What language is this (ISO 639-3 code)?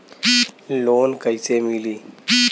bho